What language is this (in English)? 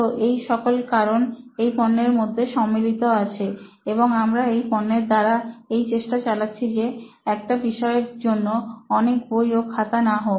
Bangla